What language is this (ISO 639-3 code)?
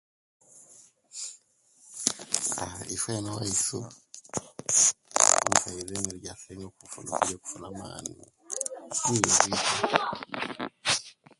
lke